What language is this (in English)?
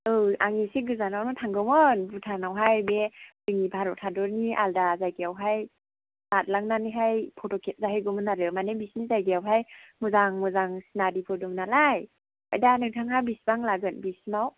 Bodo